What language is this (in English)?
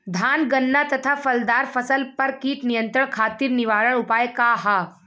Bhojpuri